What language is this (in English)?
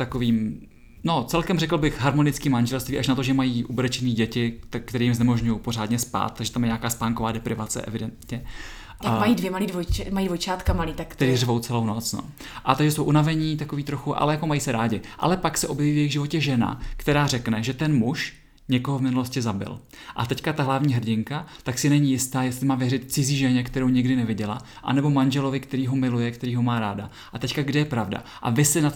Czech